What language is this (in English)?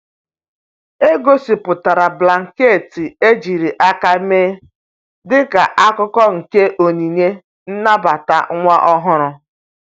Igbo